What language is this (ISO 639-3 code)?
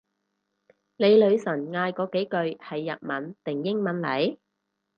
yue